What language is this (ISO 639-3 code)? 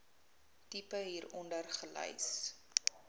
afr